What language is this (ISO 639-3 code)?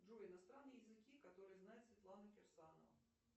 rus